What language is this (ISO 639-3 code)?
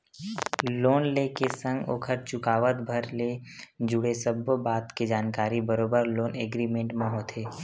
hne